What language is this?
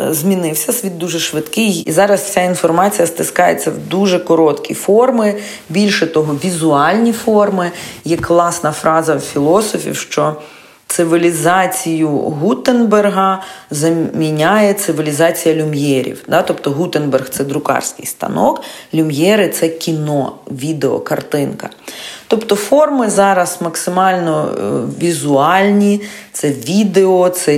Ukrainian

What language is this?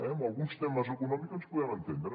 Catalan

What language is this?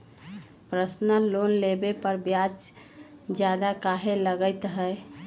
Magahi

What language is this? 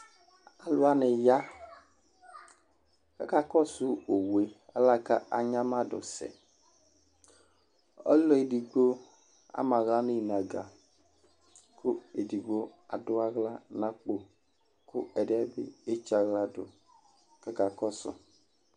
Ikposo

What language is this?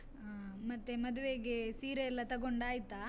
Kannada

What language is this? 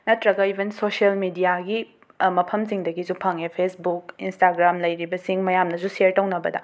Manipuri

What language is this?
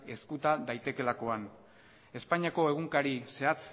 Basque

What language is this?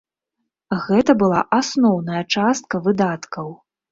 Belarusian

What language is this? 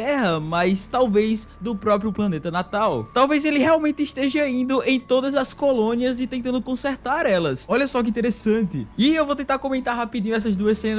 Portuguese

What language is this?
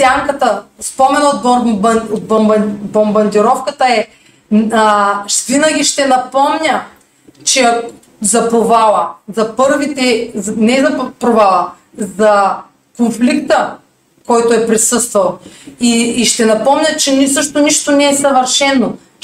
Bulgarian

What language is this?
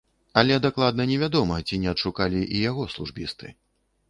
Belarusian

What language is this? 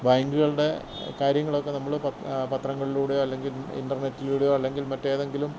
Malayalam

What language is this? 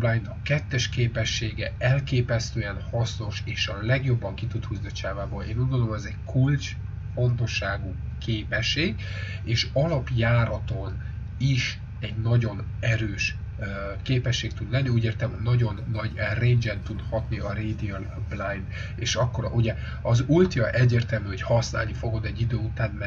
Hungarian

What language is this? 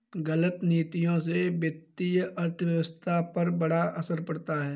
Hindi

